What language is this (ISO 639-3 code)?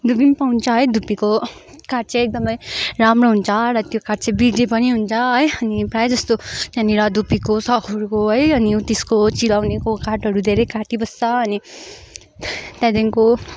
nep